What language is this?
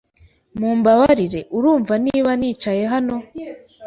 Kinyarwanda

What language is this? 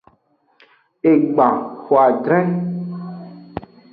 Aja (Benin)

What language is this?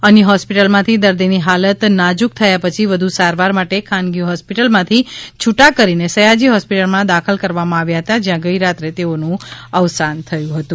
Gujarati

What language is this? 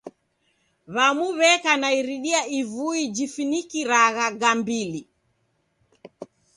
Taita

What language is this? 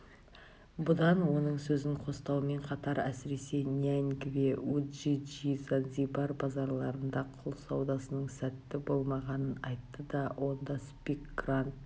Kazakh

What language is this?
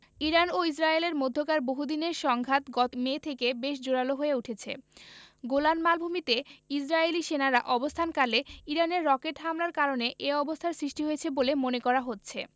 Bangla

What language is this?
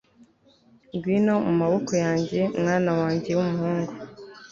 Kinyarwanda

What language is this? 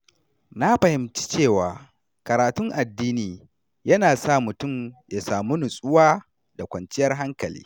Hausa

